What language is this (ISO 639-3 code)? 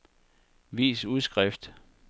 dan